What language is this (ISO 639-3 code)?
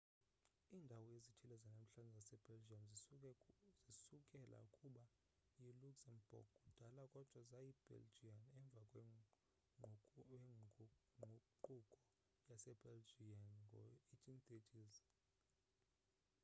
xho